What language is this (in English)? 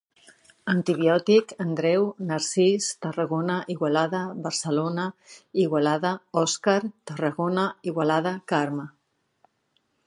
Catalan